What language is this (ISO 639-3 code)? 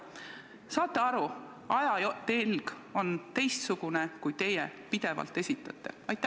est